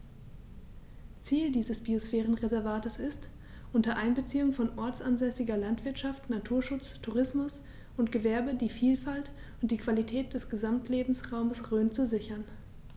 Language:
German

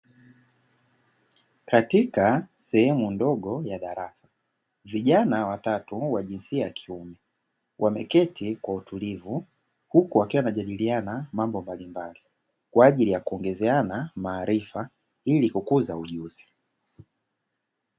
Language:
Swahili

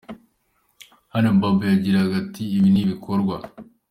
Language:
Kinyarwanda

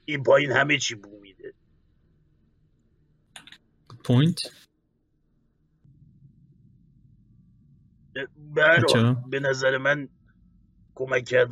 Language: Persian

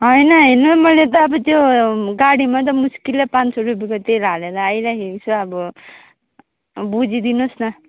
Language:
Nepali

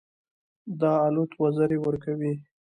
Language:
Pashto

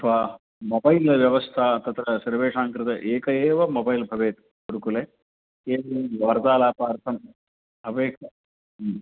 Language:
Sanskrit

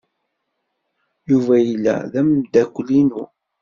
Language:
Kabyle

